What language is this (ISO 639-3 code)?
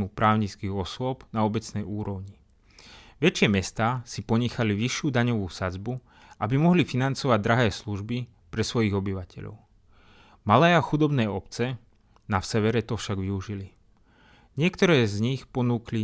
slk